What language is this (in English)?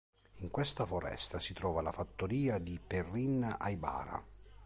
Italian